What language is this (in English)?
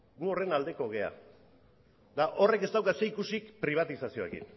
Basque